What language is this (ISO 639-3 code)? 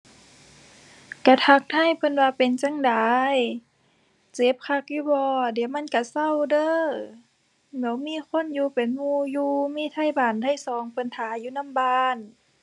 tha